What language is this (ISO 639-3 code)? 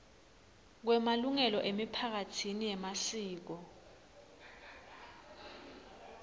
ssw